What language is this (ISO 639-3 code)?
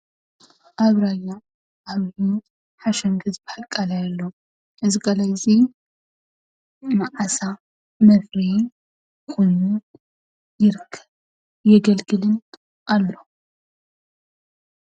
tir